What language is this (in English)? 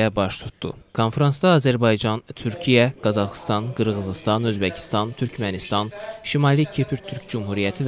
Turkish